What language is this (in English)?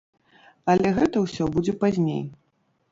Belarusian